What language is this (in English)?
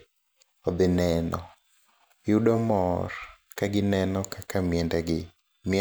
Luo (Kenya and Tanzania)